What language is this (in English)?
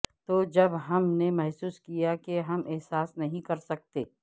Urdu